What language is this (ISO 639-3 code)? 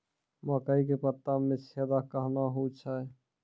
mai